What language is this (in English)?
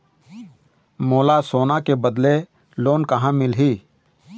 Chhattisgarhi